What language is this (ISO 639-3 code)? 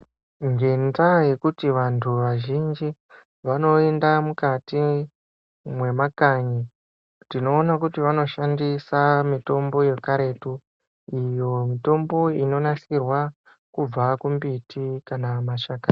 ndc